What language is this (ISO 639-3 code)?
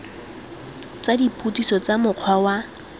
tsn